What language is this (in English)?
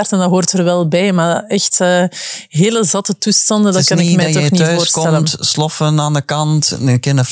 Dutch